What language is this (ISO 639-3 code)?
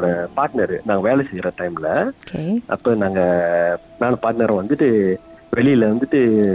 tam